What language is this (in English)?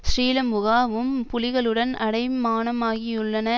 Tamil